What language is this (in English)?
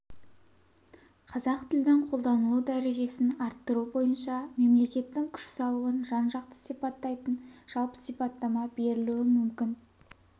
Kazakh